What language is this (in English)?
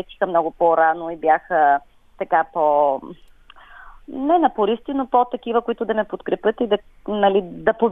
Bulgarian